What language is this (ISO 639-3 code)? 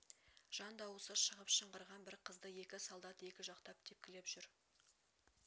kaz